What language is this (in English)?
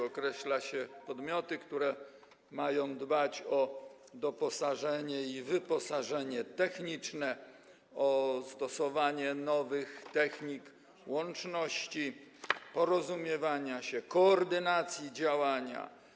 Polish